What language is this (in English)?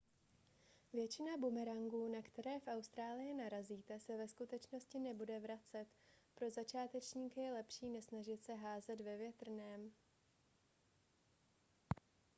Czech